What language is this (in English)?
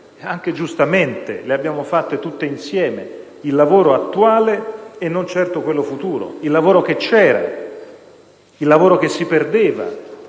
Italian